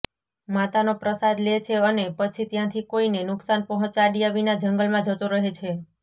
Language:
Gujarati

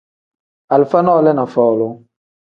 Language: Tem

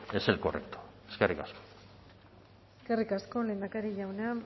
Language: Basque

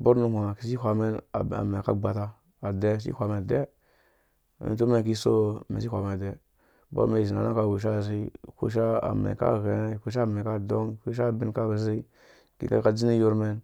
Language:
Dũya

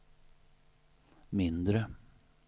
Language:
Swedish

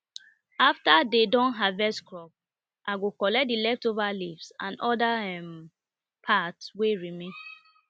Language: Nigerian Pidgin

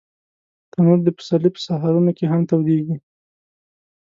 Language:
Pashto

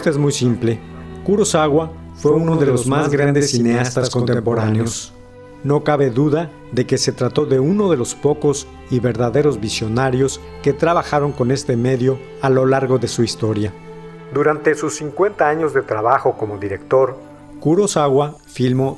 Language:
Spanish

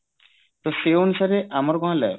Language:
Odia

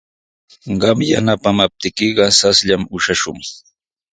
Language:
Sihuas Ancash Quechua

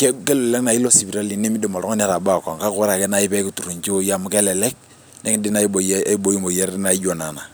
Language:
Masai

